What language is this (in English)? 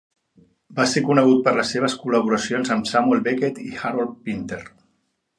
Catalan